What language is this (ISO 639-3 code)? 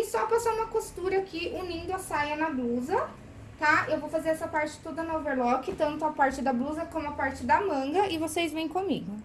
por